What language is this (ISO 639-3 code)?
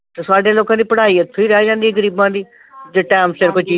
pan